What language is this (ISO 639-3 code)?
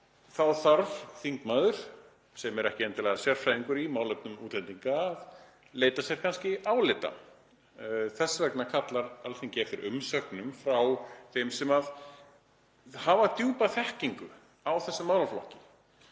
isl